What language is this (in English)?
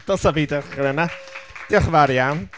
Welsh